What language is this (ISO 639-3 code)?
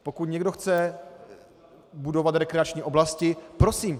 ces